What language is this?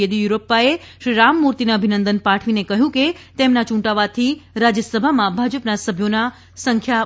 Gujarati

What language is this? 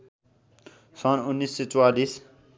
Nepali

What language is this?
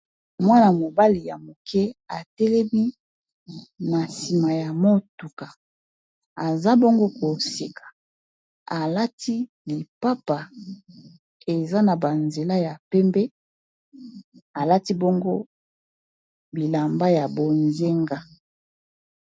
Lingala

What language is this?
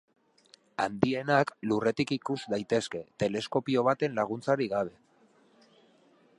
Basque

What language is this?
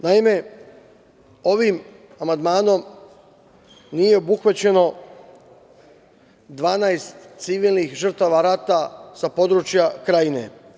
Serbian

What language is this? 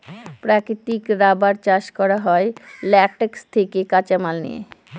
Bangla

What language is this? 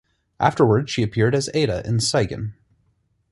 English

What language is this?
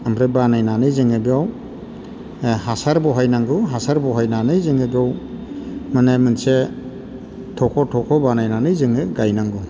Bodo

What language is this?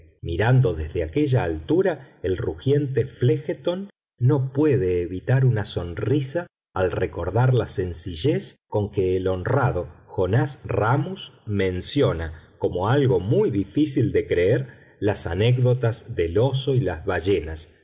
Spanish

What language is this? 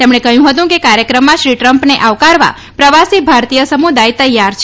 Gujarati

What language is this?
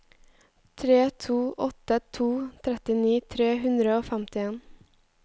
Norwegian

